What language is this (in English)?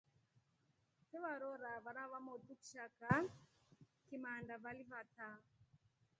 Rombo